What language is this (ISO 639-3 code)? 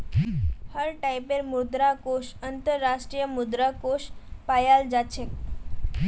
mag